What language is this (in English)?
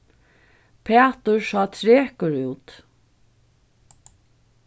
Faroese